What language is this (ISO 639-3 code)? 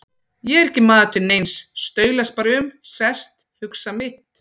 isl